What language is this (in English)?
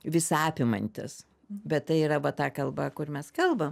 Lithuanian